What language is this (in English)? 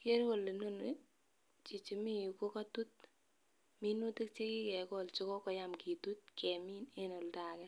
Kalenjin